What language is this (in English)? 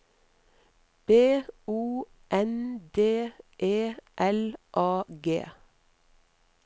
Norwegian